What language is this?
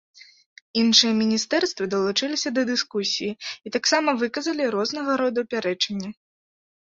Belarusian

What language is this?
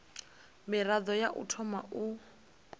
Venda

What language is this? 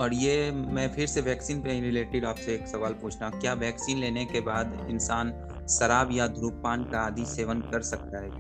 Hindi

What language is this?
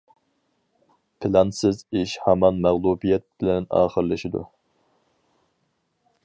Uyghur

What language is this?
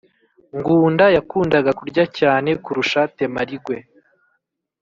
Kinyarwanda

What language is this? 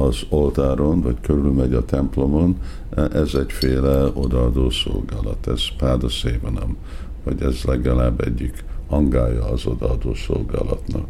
Hungarian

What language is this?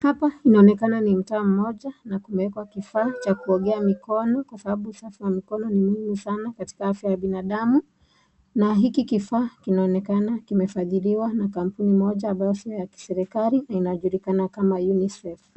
Swahili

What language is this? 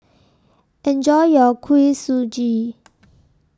English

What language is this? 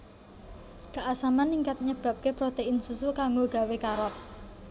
Javanese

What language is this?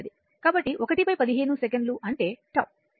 Telugu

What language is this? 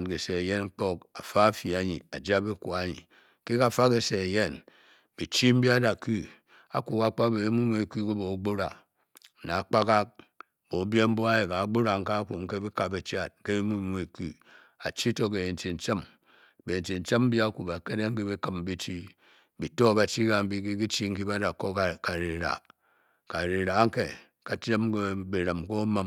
Bokyi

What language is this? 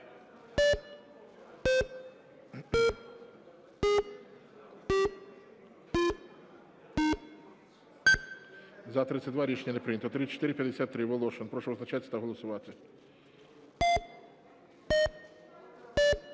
Ukrainian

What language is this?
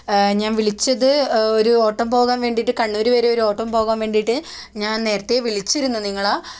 Malayalam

